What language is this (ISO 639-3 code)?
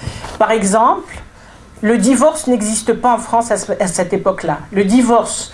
fra